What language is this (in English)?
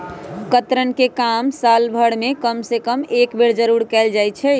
Magahi